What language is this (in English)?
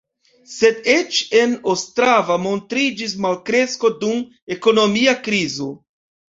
Esperanto